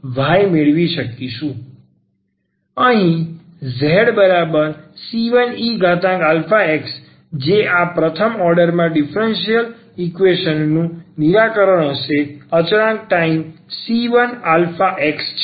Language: Gujarati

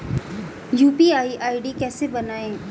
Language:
Hindi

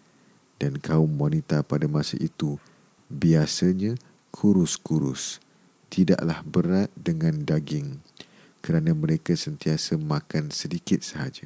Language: Malay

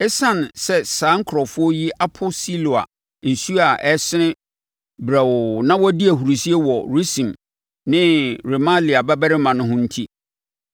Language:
Akan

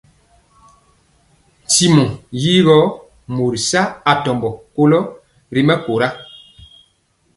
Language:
Mpiemo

